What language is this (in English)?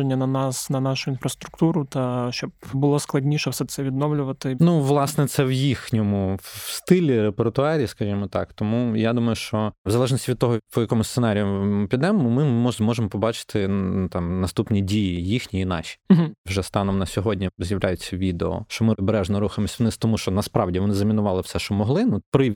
Ukrainian